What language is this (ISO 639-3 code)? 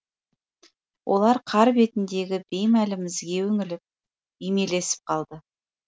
kaz